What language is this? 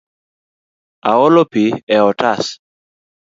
Luo (Kenya and Tanzania)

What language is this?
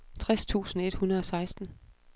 Danish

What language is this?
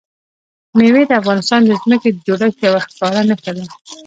Pashto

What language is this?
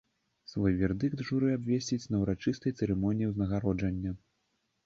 Belarusian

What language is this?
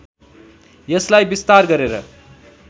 Nepali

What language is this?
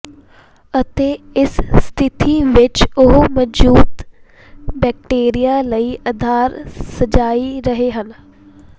Punjabi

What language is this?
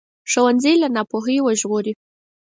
Pashto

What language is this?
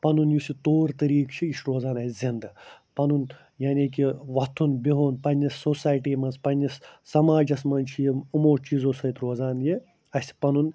Kashmiri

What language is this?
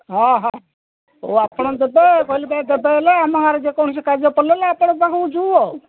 Odia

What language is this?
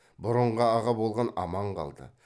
Kazakh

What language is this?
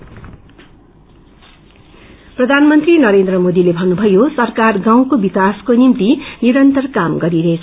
Nepali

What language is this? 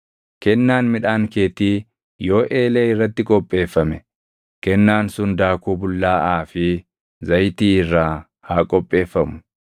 Oromo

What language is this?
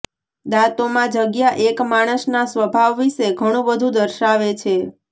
Gujarati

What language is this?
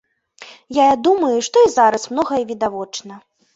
Belarusian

